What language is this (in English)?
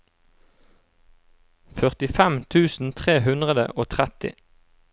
Norwegian